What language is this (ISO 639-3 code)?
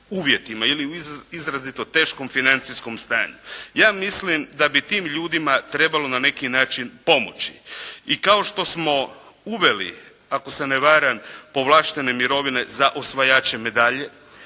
hrv